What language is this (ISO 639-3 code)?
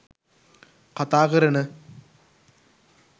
sin